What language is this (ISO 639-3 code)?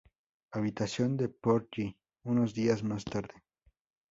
spa